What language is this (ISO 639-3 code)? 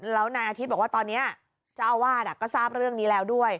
tha